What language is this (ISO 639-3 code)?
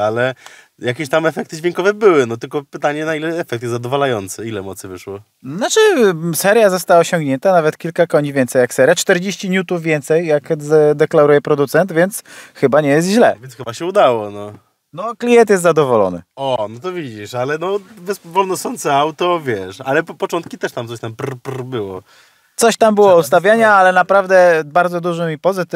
pol